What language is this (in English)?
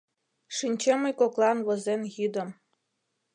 Mari